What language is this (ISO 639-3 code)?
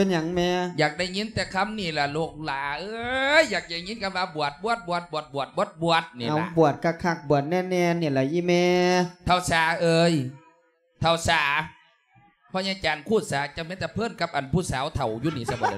tha